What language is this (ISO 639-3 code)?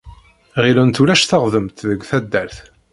kab